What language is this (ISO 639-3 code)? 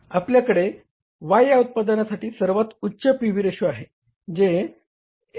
mar